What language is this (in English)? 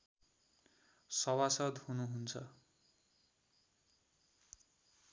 Nepali